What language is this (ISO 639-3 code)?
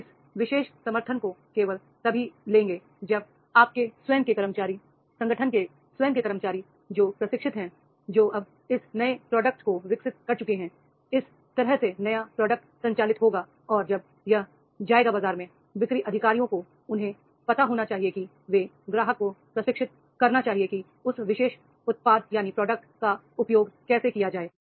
hin